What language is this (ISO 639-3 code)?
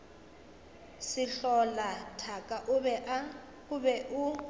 nso